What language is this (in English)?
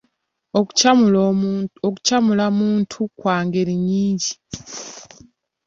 Ganda